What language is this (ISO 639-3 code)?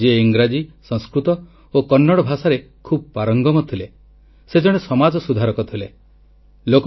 ori